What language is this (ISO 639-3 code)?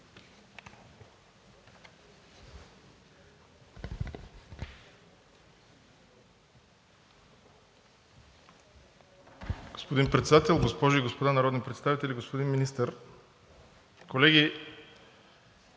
bul